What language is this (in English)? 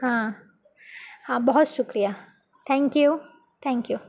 Urdu